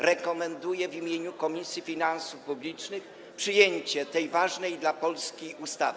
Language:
Polish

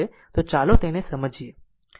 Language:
Gujarati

